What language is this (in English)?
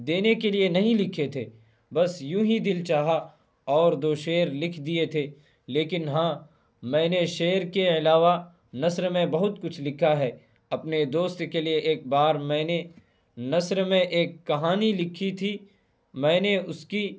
Urdu